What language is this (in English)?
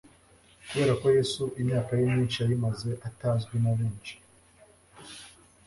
Kinyarwanda